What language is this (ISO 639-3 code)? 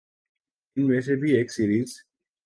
urd